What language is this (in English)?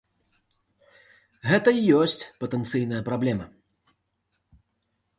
Belarusian